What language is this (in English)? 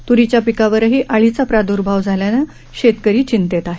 Marathi